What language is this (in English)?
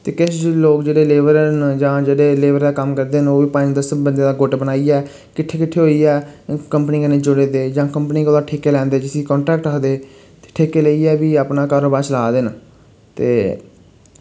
Dogri